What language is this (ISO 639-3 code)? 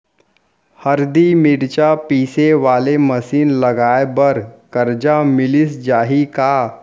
hne